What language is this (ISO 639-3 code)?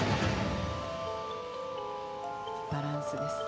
jpn